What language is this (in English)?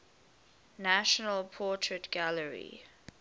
English